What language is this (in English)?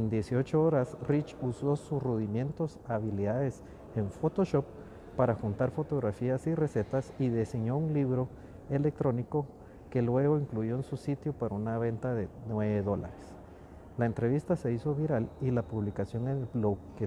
Spanish